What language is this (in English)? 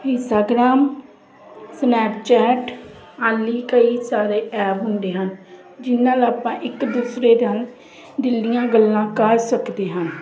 Punjabi